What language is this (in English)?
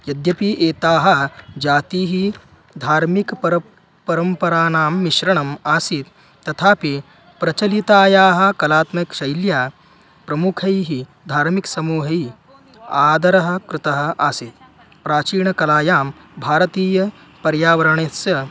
Sanskrit